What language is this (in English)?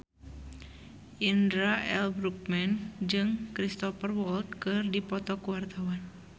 Sundanese